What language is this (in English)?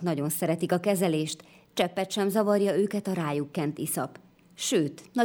Hungarian